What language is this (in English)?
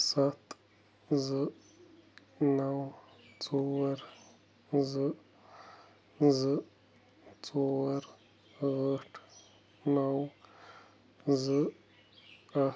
Kashmiri